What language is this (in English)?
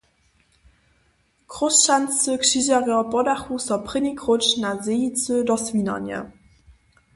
Upper Sorbian